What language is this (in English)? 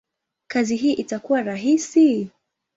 Swahili